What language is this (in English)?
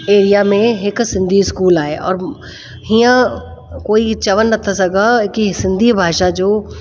Sindhi